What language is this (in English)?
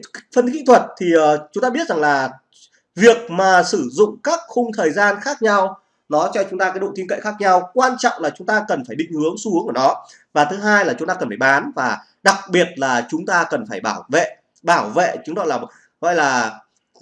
Vietnamese